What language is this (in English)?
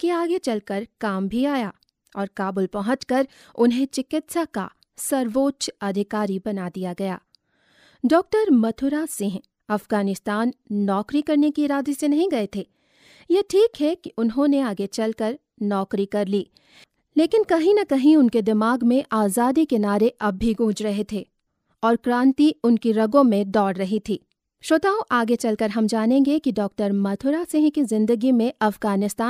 Hindi